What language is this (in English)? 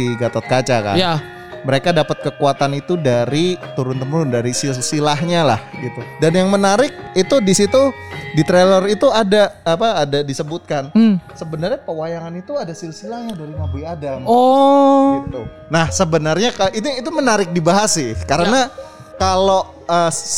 Indonesian